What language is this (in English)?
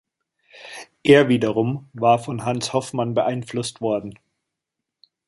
German